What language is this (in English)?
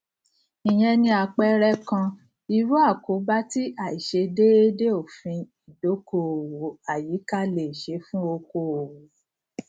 Yoruba